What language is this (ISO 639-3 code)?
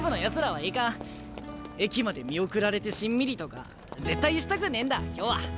jpn